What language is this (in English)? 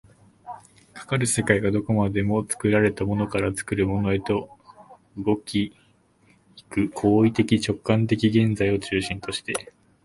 Japanese